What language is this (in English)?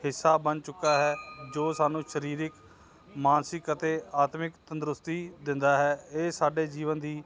Punjabi